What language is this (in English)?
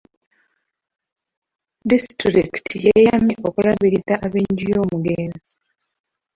Ganda